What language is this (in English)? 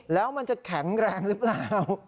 Thai